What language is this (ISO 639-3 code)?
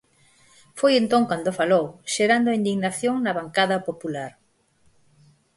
glg